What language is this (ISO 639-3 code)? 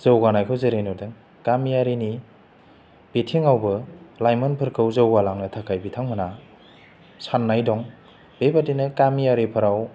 brx